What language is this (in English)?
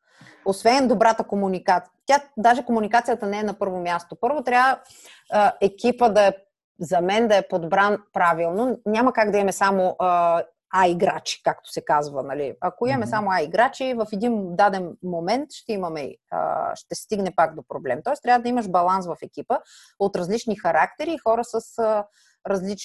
Bulgarian